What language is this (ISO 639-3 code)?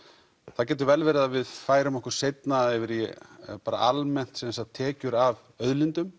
isl